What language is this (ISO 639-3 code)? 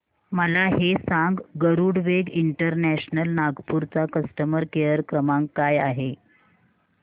mar